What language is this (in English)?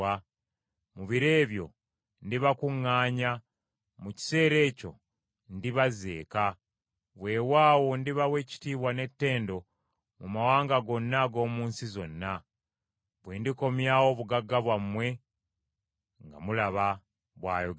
Ganda